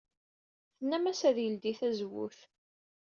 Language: Kabyle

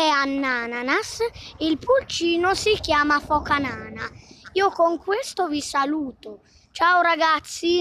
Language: Italian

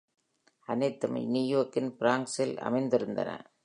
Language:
Tamil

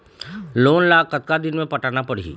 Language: Chhattisgarhi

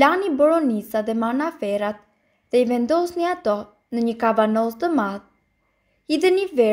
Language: Romanian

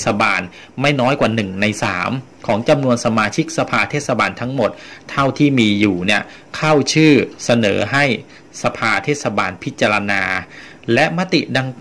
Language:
Thai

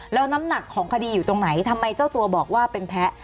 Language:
Thai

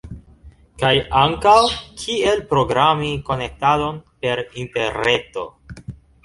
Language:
Esperanto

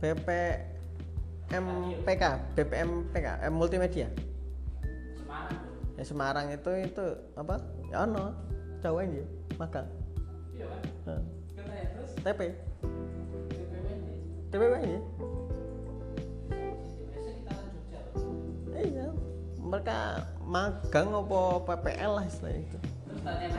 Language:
Indonesian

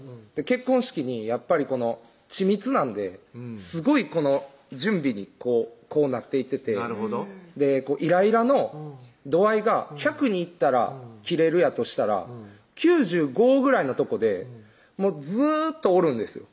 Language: Japanese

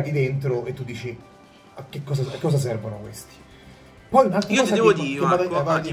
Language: Italian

